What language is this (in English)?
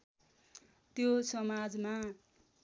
Nepali